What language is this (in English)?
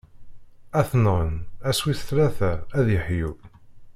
Kabyle